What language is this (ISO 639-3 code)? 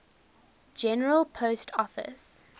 eng